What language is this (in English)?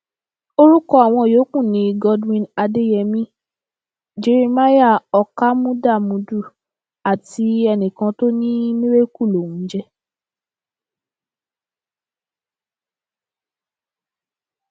Yoruba